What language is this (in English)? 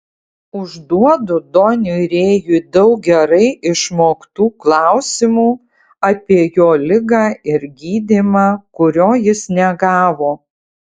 Lithuanian